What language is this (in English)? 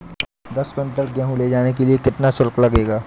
Hindi